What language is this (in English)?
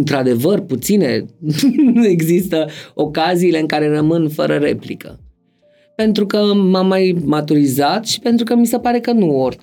Romanian